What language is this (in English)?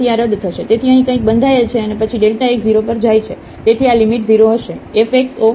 Gujarati